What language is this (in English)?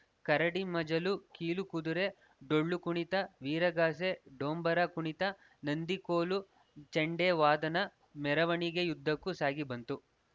Kannada